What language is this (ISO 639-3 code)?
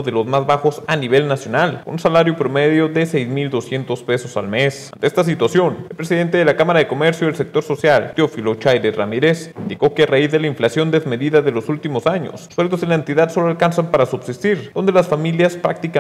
spa